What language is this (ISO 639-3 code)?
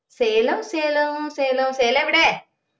mal